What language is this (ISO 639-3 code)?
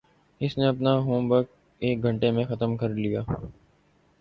urd